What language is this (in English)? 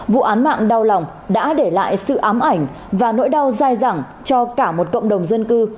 Vietnamese